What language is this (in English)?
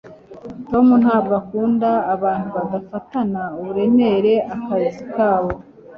Kinyarwanda